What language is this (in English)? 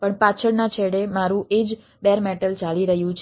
Gujarati